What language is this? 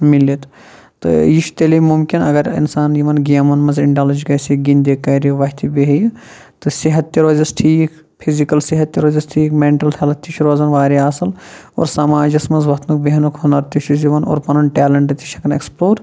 Kashmiri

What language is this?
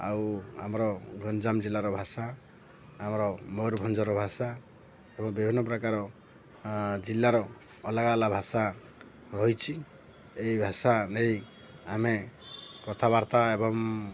Odia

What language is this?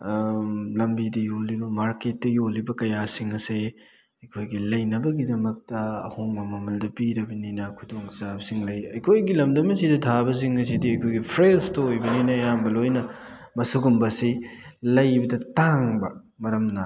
Manipuri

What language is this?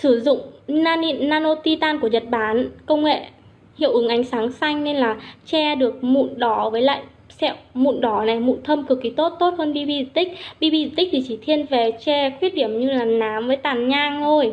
Vietnamese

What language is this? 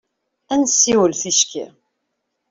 Kabyle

